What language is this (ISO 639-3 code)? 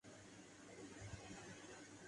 urd